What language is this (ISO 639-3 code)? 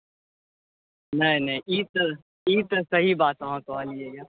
mai